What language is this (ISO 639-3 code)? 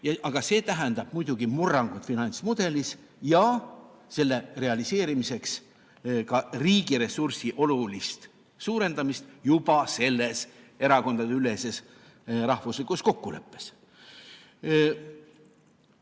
est